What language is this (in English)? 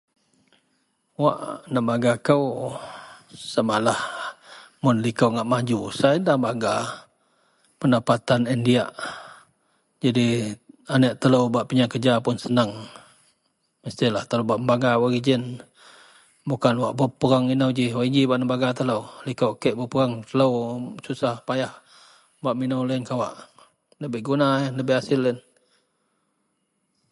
Central Melanau